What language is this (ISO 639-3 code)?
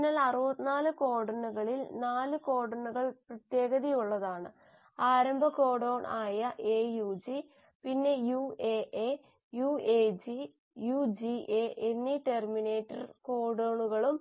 mal